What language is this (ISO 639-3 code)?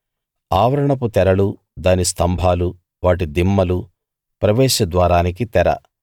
tel